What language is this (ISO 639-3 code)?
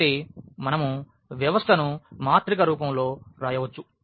tel